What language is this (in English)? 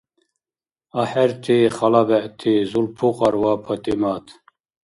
Dargwa